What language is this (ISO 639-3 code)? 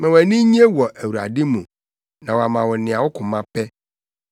aka